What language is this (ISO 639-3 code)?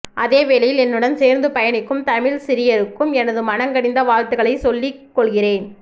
tam